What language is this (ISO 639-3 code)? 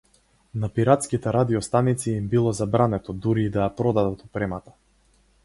mkd